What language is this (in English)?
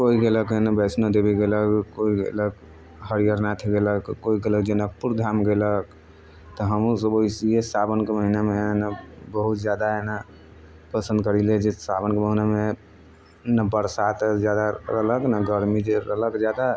Maithili